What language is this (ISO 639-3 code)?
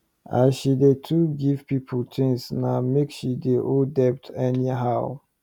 pcm